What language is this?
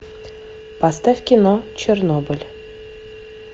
Russian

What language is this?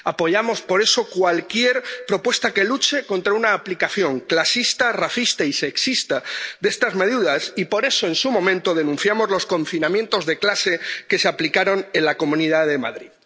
Spanish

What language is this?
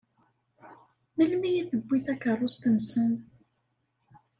Kabyle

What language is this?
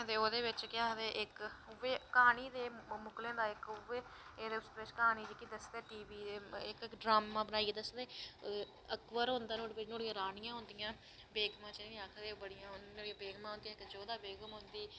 Dogri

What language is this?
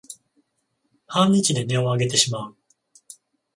Japanese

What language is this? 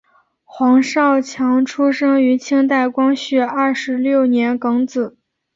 Chinese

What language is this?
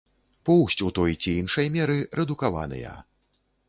Belarusian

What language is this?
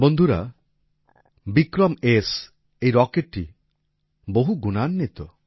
Bangla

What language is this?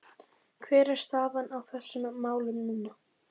Icelandic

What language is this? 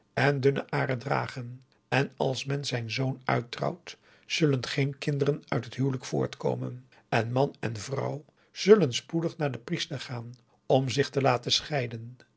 Dutch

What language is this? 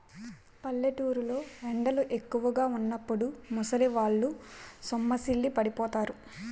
Telugu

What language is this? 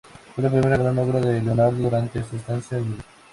Spanish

